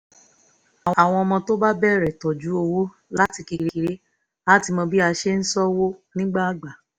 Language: Yoruba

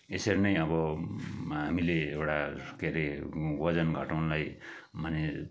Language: Nepali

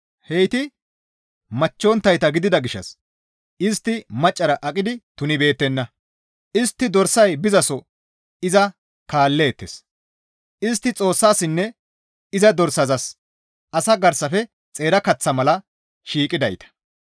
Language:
Gamo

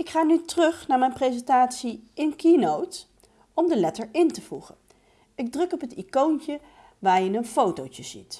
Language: Dutch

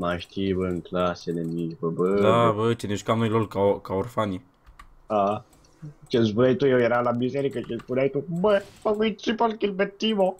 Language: Romanian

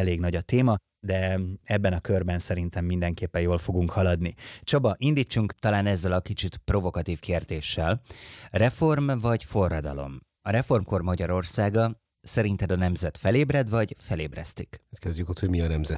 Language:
Hungarian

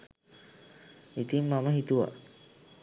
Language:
Sinhala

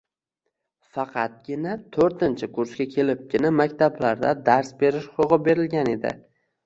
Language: Uzbek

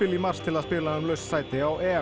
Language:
Icelandic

